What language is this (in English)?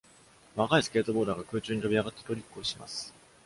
Japanese